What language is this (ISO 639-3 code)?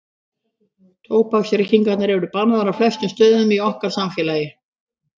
isl